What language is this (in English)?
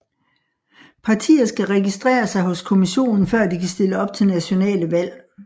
Danish